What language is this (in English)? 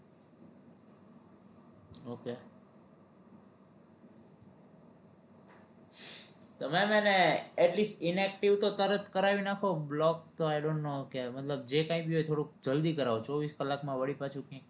Gujarati